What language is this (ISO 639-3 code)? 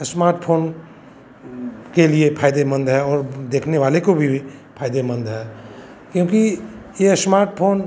hin